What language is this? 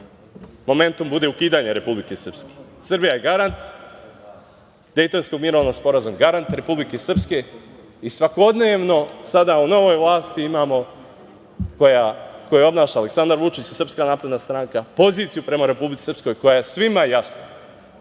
Serbian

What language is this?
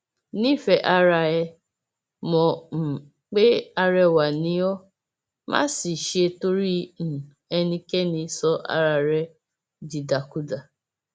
Yoruba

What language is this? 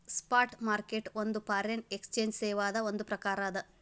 Kannada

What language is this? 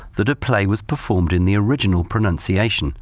English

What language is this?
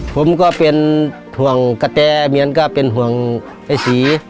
Thai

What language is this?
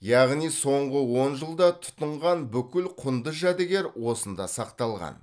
Kazakh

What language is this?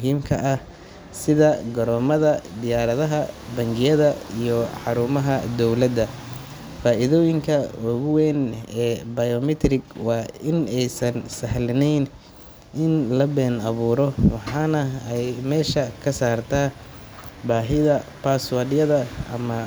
Somali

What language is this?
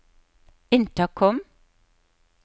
Norwegian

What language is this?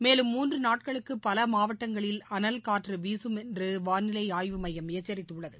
Tamil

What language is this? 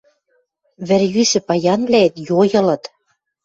Western Mari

